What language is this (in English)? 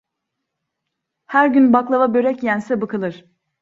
Turkish